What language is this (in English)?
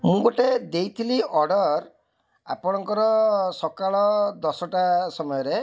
Odia